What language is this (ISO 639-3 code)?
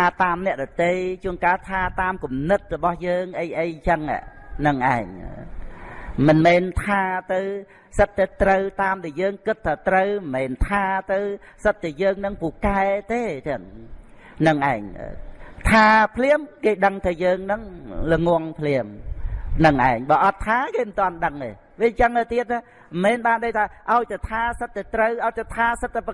vie